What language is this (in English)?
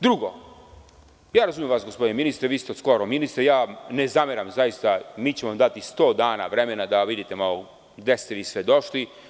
Serbian